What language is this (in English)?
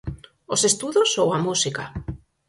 Galician